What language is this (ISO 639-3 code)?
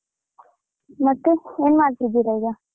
kan